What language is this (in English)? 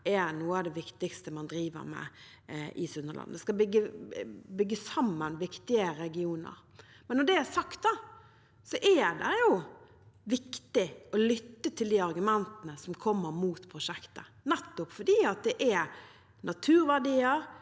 Norwegian